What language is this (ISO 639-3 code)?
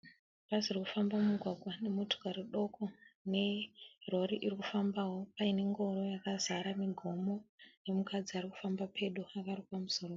sna